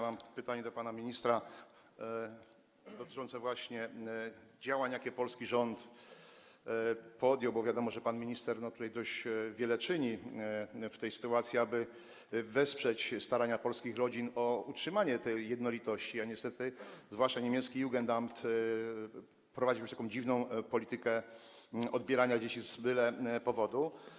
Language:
Polish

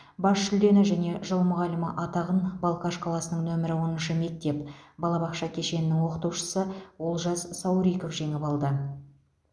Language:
Kazakh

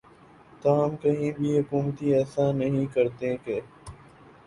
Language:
Urdu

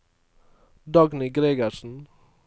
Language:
Norwegian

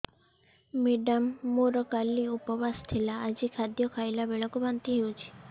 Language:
Odia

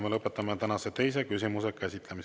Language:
Estonian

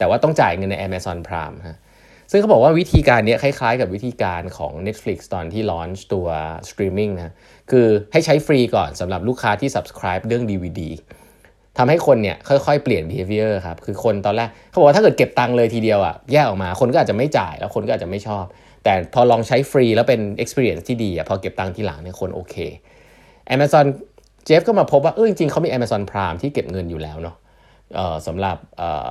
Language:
Thai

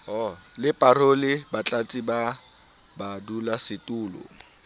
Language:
Southern Sotho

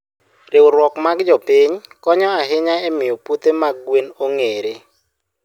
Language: Luo (Kenya and Tanzania)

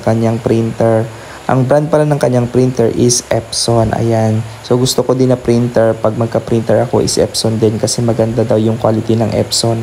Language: Filipino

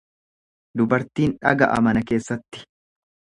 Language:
Oromo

